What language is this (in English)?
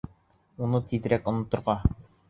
Bashkir